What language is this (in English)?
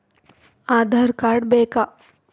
Kannada